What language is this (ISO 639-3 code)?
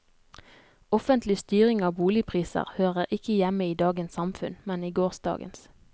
nor